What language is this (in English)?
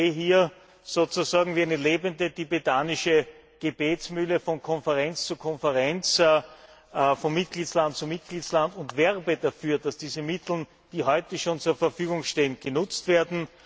German